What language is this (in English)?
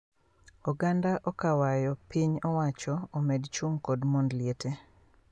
Luo (Kenya and Tanzania)